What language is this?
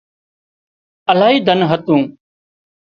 Wadiyara Koli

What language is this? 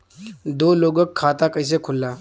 Bhojpuri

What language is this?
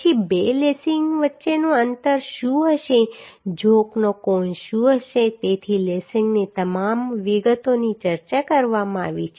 Gujarati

